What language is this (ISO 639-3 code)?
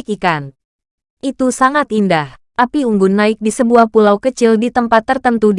ind